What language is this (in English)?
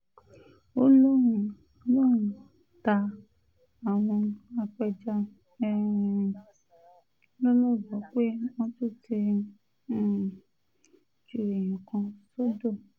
Yoruba